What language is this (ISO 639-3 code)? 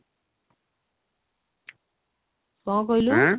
ori